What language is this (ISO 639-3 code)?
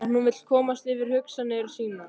isl